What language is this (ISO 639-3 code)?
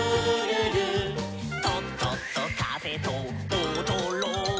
jpn